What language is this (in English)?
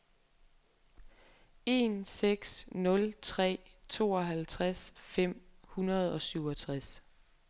Danish